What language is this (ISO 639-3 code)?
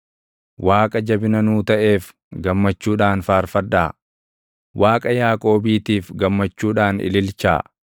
orm